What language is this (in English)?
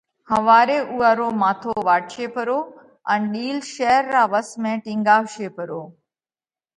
Parkari Koli